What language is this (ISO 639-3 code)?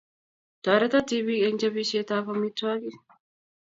kln